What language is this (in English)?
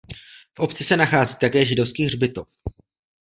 Czech